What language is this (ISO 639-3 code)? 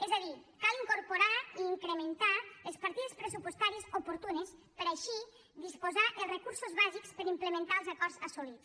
cat